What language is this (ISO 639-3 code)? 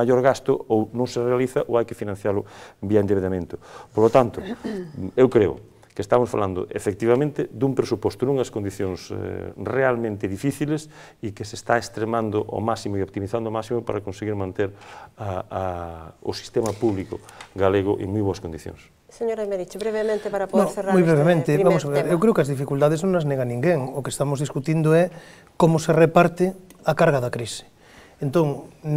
spa